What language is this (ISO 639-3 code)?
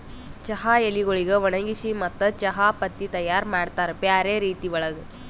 kan